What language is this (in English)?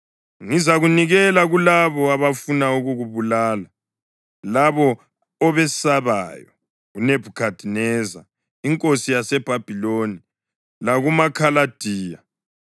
North Ndebele